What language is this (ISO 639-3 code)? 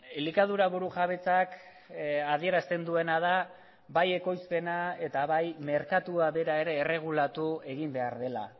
eus